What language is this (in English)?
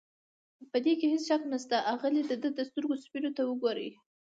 Pashto